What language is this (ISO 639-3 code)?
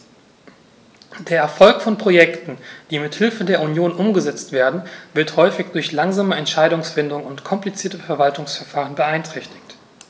deu